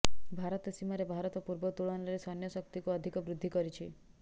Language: Odia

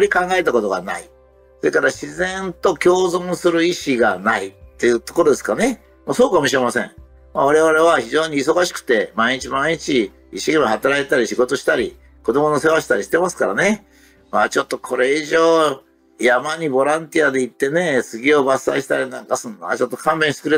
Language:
Japanese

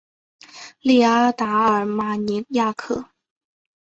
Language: Chinese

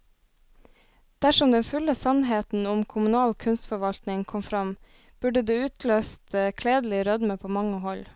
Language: Norwegian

